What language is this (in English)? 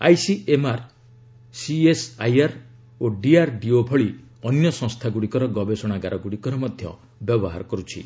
Odia